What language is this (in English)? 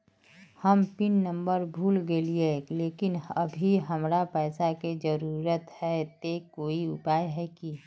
Magahi